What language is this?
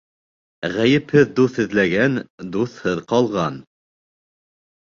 Bashkir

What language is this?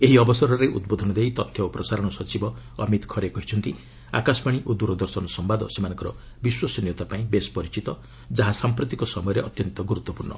Odia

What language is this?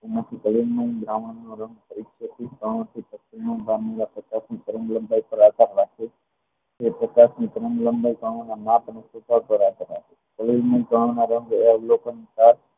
Gujarati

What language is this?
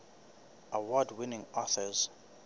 Southern Sotho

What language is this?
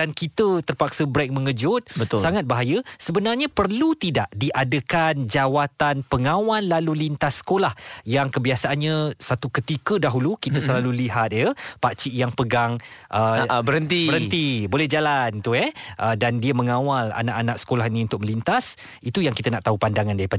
Malay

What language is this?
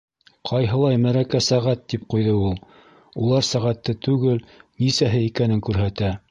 Bashkir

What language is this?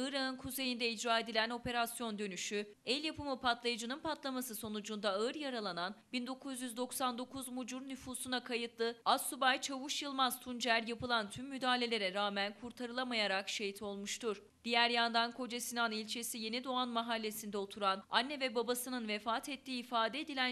Turkish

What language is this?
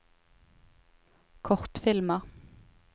Norwegian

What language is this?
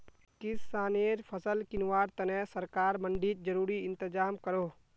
Magahi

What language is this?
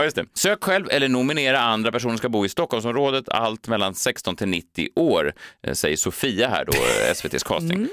Swedish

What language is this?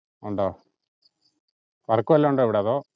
Malayalam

